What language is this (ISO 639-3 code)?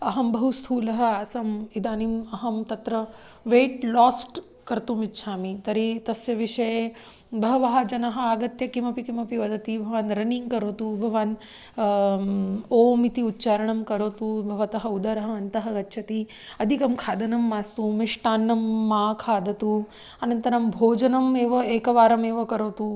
san